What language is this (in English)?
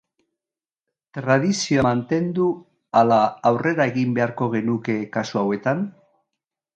Basque